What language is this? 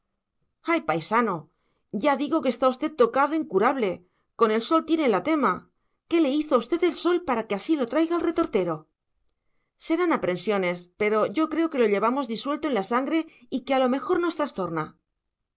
Spanish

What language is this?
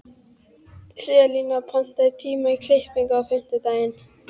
Icelandic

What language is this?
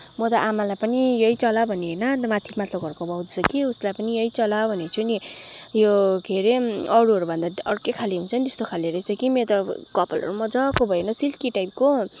Nepali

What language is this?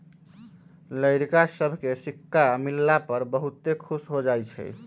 Magahi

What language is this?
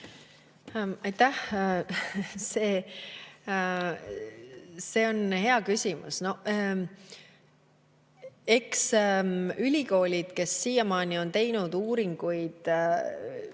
Estonian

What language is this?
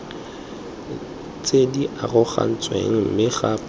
Tswana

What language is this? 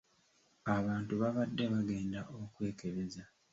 Ganda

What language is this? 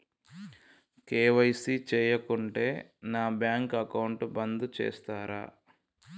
Telugu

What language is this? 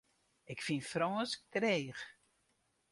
Western Frisian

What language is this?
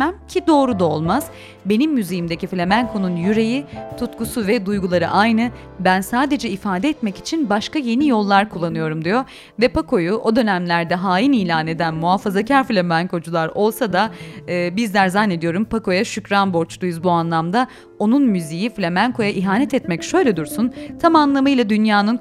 Turkish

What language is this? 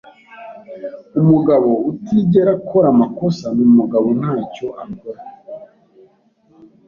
Kinyarwanda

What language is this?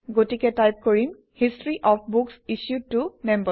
Assamese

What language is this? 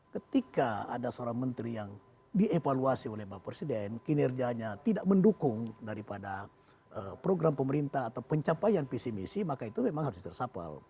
Indonesian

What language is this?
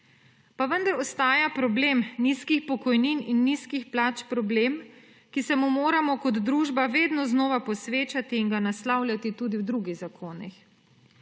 Slovenian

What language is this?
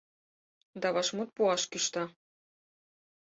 Mari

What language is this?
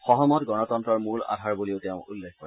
Assamese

